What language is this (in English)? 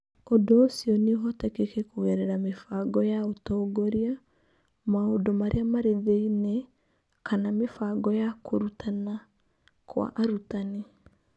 Kikuyu